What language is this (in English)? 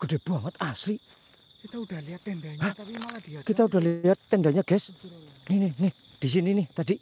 Indonesian